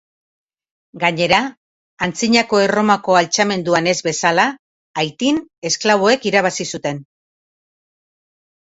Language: Basque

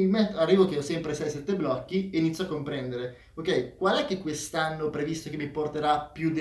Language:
Italian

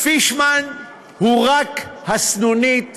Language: Hebrew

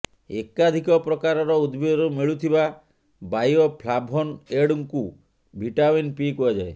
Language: Odia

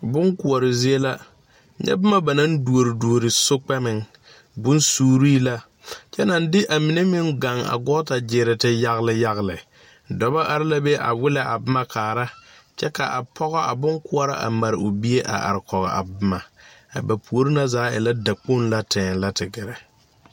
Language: Southern Dagaare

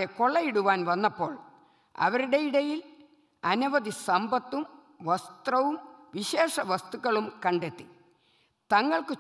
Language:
Arabic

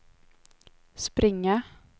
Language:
Swedish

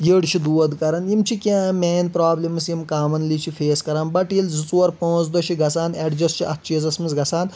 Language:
Kashmiri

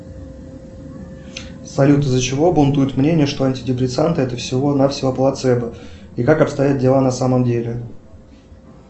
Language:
Russian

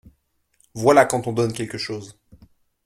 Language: French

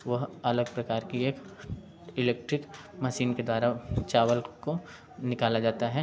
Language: Hindi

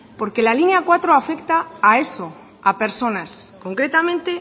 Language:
Spanish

